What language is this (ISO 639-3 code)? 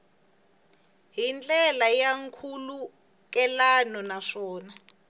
tso